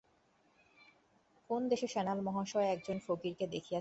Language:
Bangla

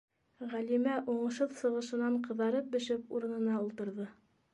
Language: Bashkir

